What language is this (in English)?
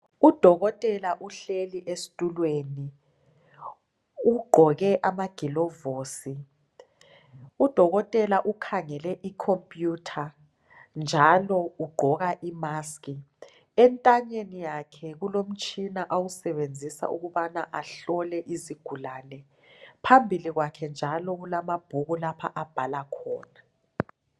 North Ndebele